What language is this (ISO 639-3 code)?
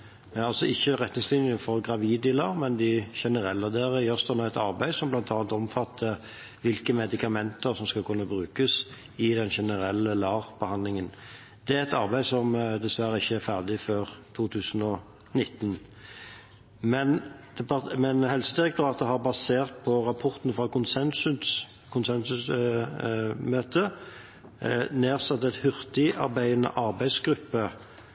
nob